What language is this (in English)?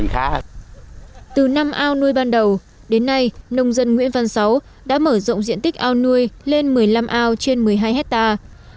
Vietnamese